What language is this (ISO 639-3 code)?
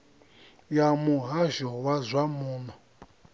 ven